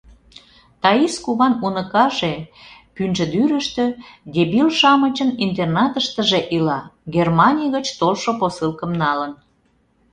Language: Mari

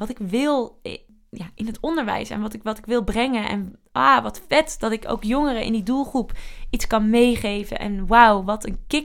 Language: Dutch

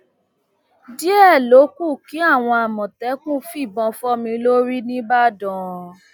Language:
Yoruba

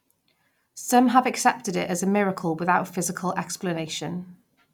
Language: English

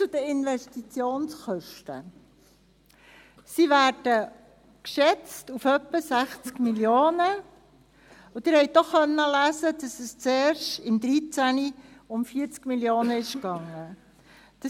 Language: Swiss German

